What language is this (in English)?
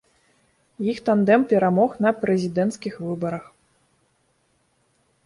Belarusian